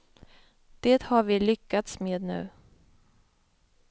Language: Swedish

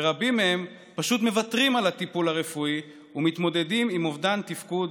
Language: Hebrew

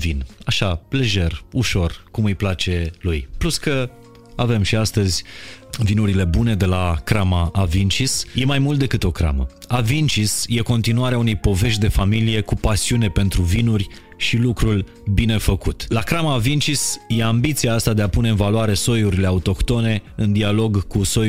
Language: Romanian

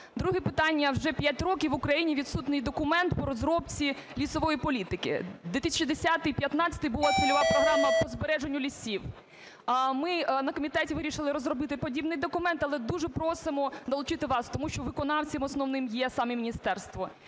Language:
Ukrainian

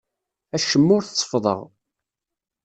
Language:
Kabyle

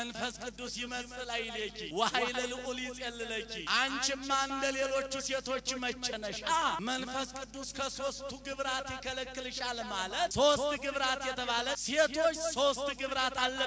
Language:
Arabic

